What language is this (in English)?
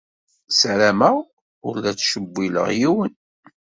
Kabyle